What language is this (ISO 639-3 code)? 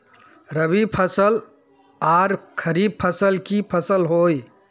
mag